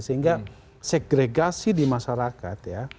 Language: Indonesian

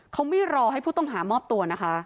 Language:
Thai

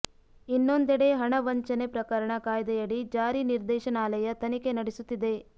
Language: Kannada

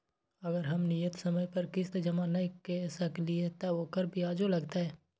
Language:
Maithili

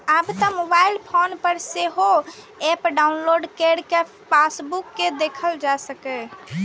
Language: Maithili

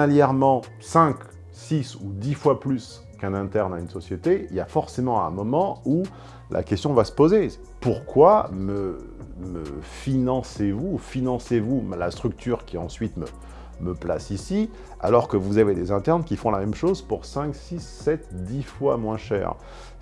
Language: French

